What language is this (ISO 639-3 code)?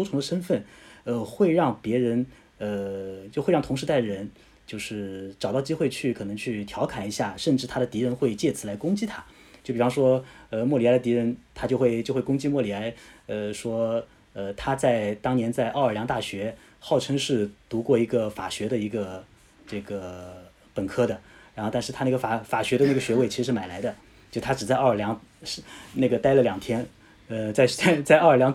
zho